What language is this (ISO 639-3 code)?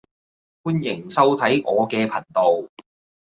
yue